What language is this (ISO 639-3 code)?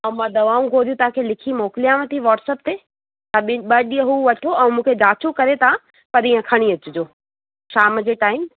snd